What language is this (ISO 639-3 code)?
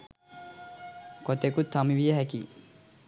sin